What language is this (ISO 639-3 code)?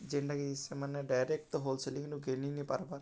ori